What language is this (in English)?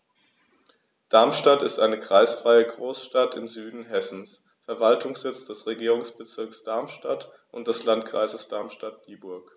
German